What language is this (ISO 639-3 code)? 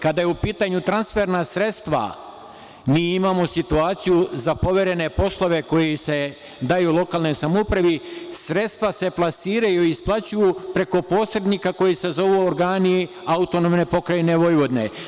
srp